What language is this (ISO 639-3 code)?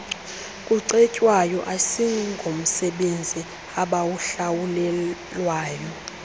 xho